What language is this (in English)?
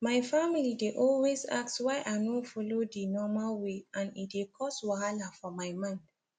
Nigerian Pidgin